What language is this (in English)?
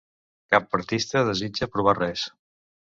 Catalan